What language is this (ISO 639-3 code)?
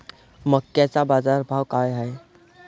mar